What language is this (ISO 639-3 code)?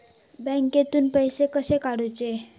mar